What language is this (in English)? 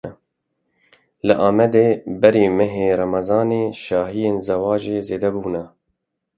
Kurdish